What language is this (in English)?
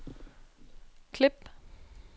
Danish